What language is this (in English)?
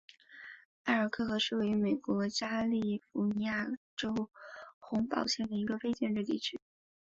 Chinese